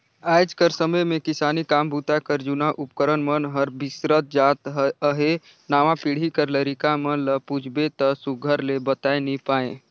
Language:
Chhattisgarhi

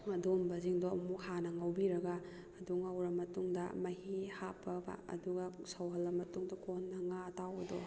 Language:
Manipuri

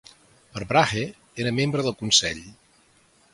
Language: Catalan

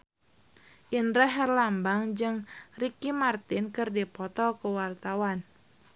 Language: Sundanese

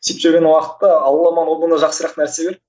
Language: Kazakh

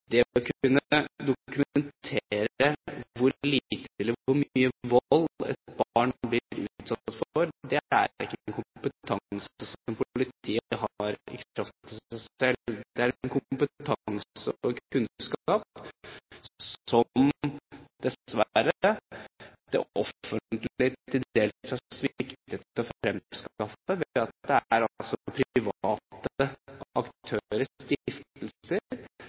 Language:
Norwegian Bokmål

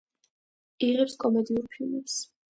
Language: Georgian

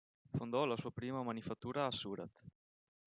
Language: Italian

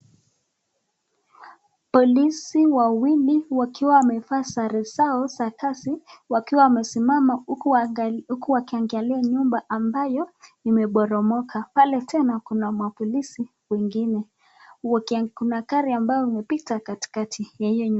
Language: Swahili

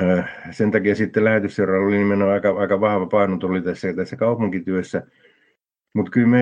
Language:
Finnish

